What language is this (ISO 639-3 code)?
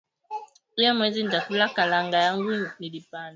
swa